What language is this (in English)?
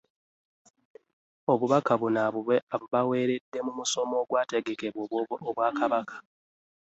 Ganda